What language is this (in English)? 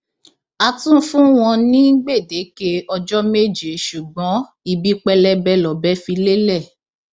Yoruba